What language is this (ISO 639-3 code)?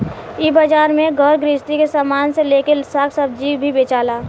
bho